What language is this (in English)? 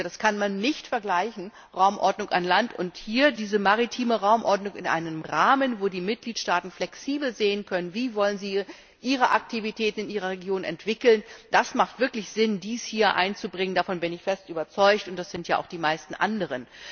German